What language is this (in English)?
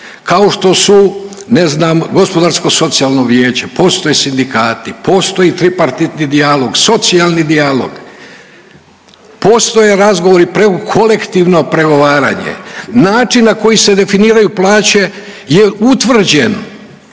Croatian